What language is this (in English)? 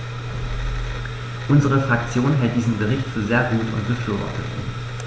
German